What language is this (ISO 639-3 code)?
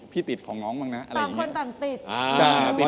tha